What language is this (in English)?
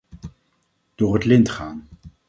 Dutch